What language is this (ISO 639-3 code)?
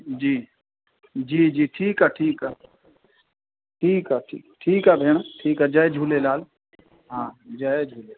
snd